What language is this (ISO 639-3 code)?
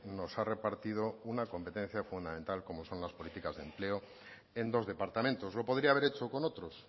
spa